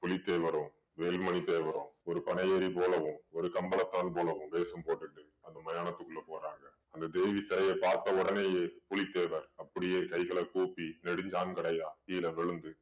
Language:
Tamil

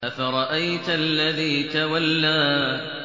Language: Arabic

